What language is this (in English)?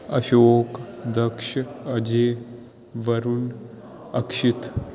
Punjabi